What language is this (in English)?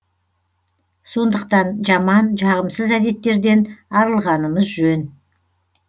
Kazakh